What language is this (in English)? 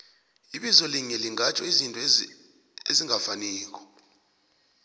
South Ndebele